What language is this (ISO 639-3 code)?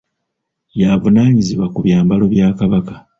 lug